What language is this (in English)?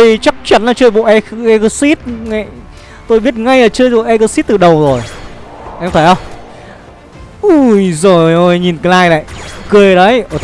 Vietnamese